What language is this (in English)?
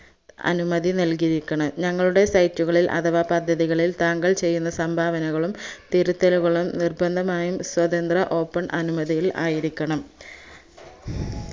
Malayalam